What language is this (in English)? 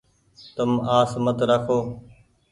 Goaria